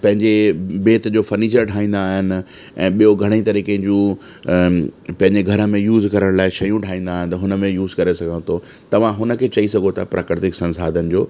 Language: Sindhi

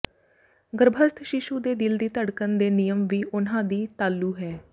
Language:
Punjabi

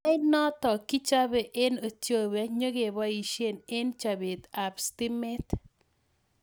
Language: Kalenjin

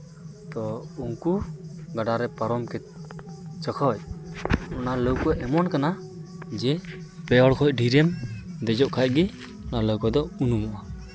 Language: Santali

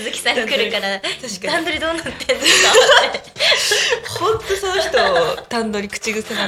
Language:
Japanese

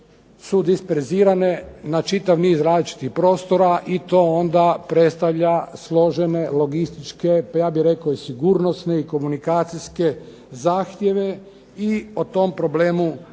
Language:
Croatian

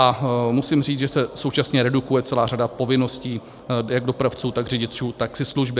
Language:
Czech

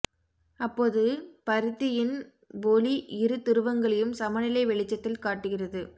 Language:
Tamil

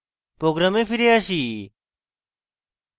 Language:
Bangla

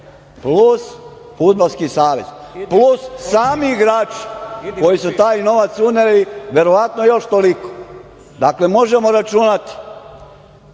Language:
Serbian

